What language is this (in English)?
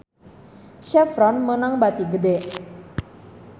Sundanese